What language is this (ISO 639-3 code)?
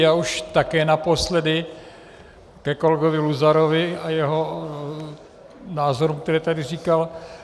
ces